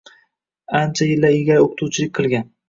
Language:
Uzbek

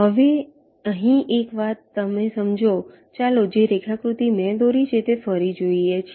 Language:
Gujarati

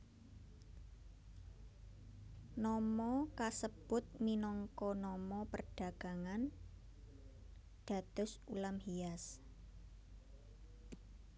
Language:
Javanese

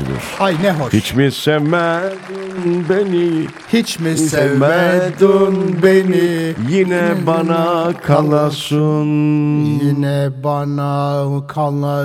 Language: Turkish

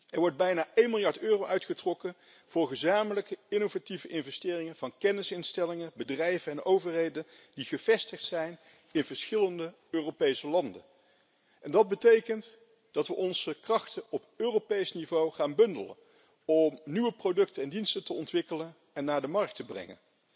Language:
Dutch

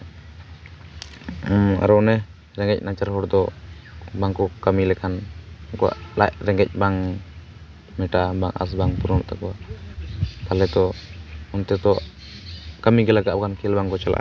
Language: Santali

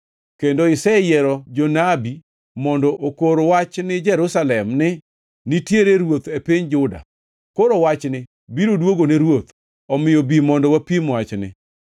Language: Luo (Kenya and Tanzania)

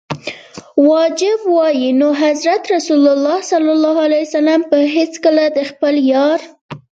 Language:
Pashto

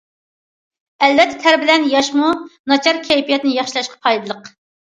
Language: Uyghur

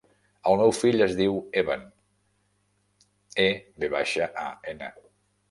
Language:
Catalan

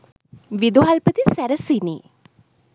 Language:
Sinhala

